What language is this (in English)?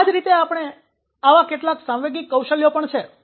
Gujarati